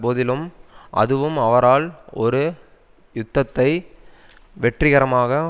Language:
Tamil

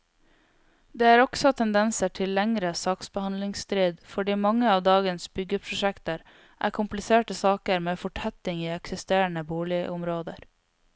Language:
Norwegian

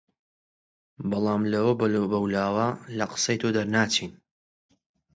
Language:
Central Kurdish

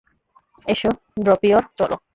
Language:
Bangla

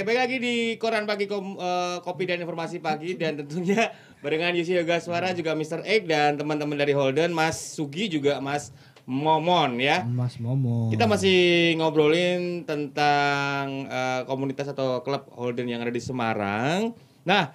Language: Indonesian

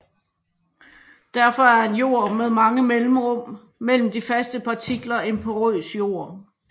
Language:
Danish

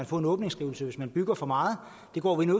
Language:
Danish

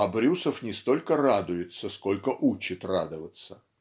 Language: Russian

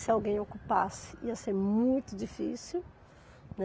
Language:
Portuguese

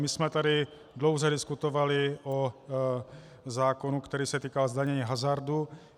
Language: Czech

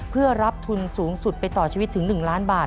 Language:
Thai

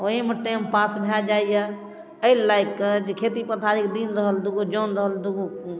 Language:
Maithili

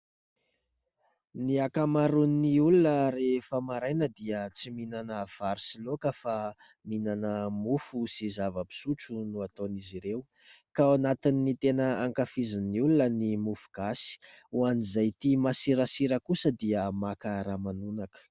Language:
Malagasy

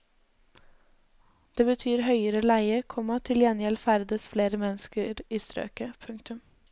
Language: Norwegian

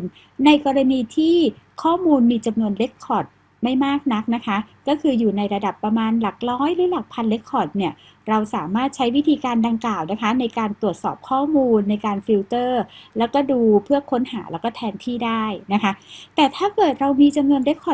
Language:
Thai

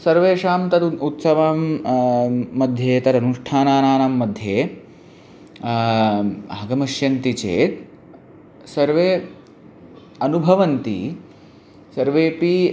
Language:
Sanskrit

